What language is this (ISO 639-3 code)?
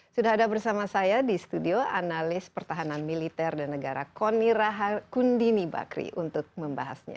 ind